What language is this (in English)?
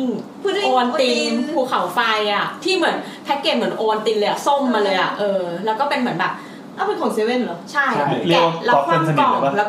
Thai